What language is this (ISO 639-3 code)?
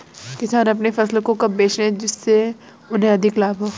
hin